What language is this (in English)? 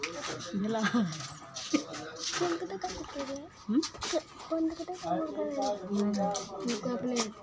Maithili